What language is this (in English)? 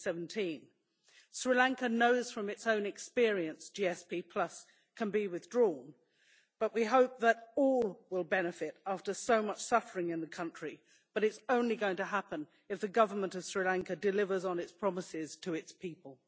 English